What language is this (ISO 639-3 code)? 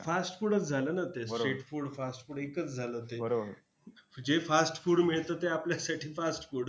mar